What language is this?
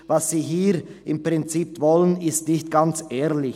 Swiss German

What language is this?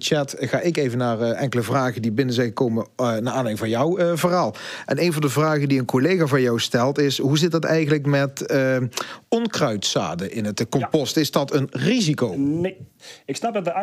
Dutch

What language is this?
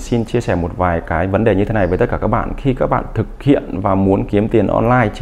Vietnamese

